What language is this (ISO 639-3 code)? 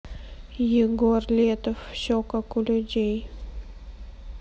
rus